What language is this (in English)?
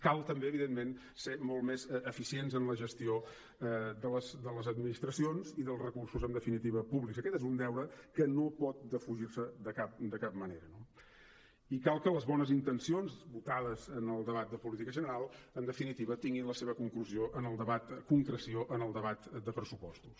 Catalan